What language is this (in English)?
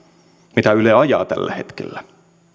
Finnish